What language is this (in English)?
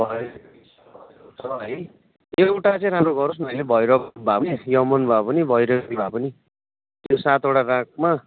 Nepali